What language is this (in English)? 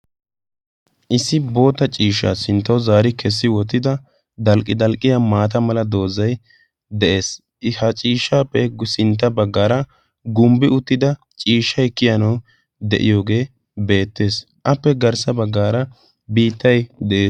Wolaytta